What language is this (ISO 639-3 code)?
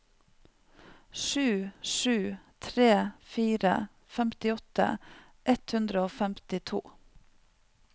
nor